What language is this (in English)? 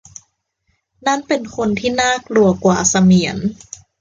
Thai